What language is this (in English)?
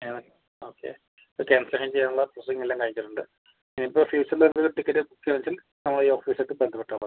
Malayalam